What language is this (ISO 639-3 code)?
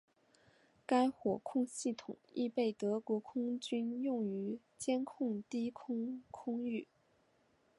zho